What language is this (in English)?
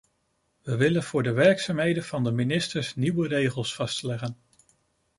Dutch